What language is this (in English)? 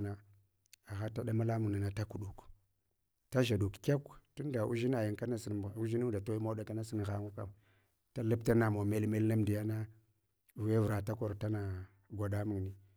Hwana